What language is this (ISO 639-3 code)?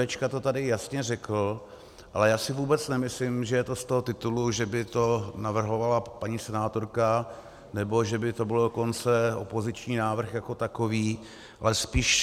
ces